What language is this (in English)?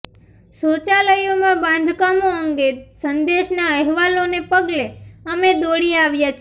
Gujarati